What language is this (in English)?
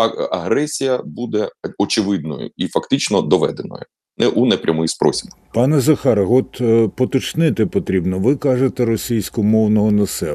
Ukrainian